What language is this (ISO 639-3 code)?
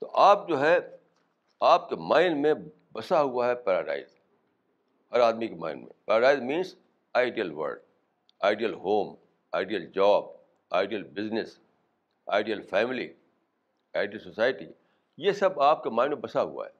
urd